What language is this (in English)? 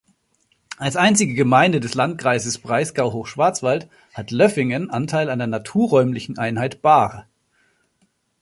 German